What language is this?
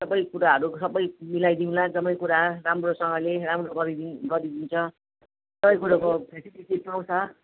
Nepali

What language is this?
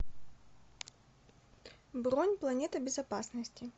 Russian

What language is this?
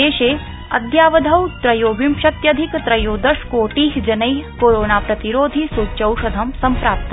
Sanskrit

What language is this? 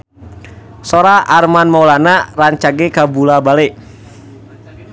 Sundanese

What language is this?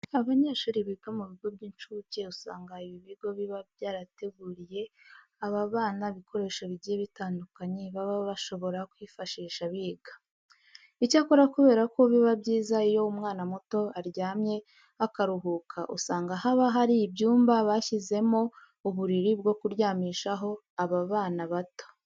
Kinyarwanda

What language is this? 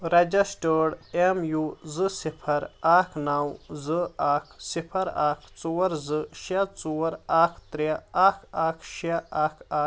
Kashmiri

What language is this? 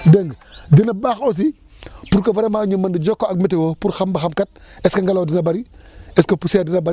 Wolof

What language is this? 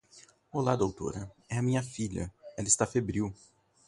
Portuguese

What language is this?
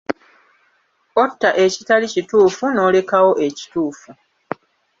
Ganda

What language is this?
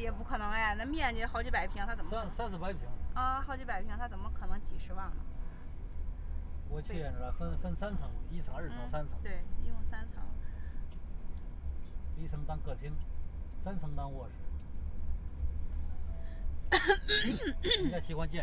Chinese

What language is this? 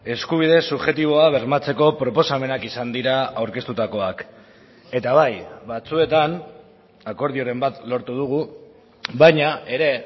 Basque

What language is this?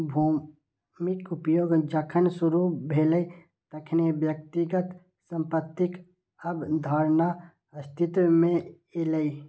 Maithili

